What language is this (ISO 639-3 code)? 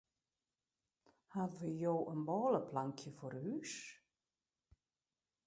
fry